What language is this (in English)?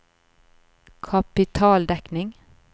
Norwegian